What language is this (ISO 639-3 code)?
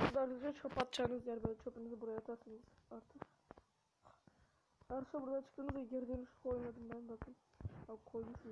tur